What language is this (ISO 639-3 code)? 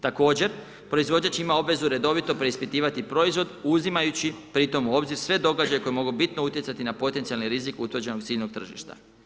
hrv